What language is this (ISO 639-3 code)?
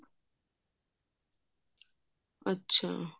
pan